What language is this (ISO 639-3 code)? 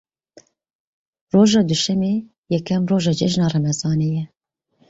kur